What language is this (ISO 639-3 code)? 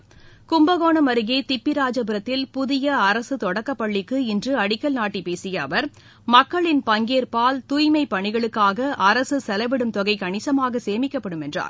tam